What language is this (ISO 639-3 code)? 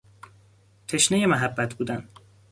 fas